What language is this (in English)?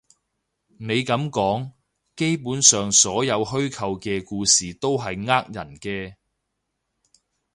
Cantonese